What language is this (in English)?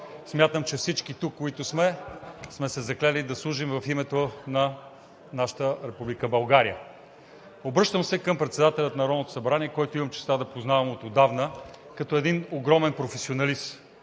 Bulgarian